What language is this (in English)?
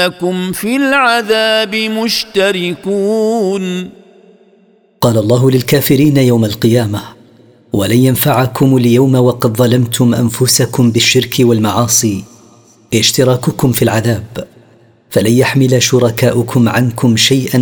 Arabic